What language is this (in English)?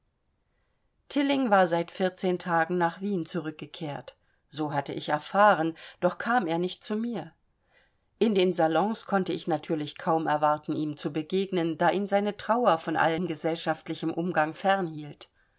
German